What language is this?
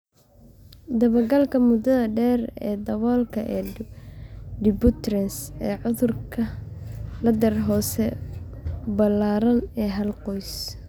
Somali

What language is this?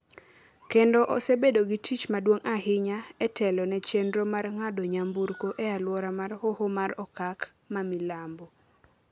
Luo (Kenya and Tanzania)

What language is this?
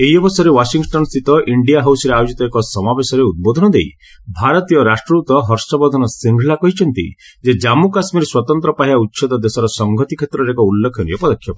Odia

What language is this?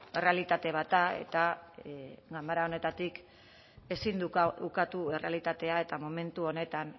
Basque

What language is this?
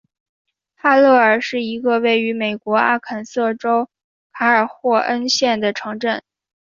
Chinese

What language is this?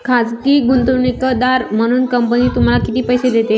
Marathi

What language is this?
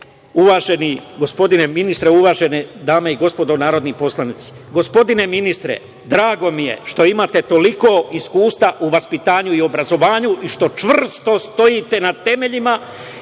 Serbian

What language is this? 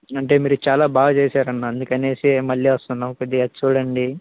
Telugu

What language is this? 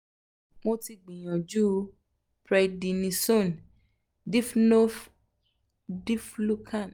Yoruba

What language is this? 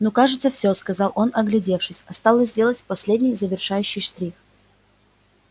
Russian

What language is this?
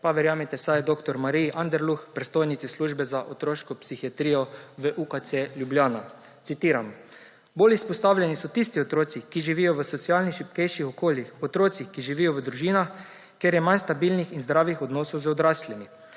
Slovenian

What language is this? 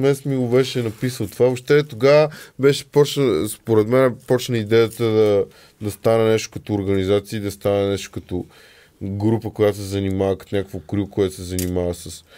Bulgarian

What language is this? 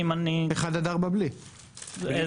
Hebrew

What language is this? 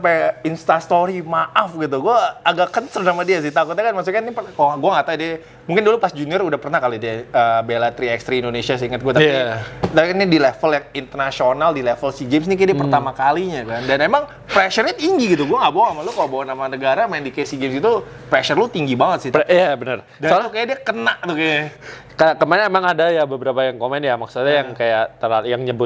Indonesian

